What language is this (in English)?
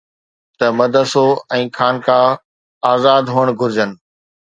Sindhi